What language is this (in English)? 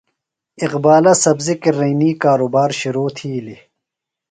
Phalura